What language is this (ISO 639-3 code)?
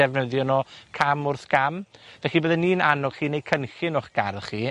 cym